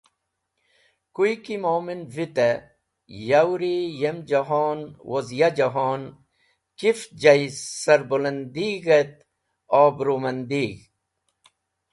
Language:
Wakhi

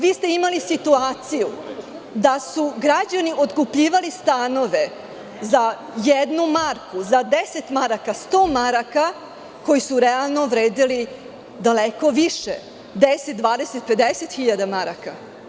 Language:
Serbian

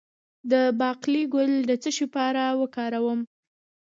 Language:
Pashto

